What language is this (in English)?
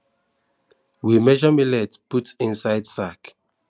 Nigerian Pidgin